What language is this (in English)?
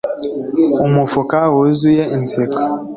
Kinyarwanda